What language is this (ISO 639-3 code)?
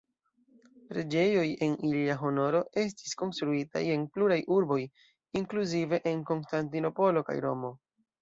epo